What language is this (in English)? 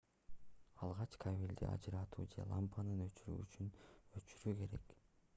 Kyrgyz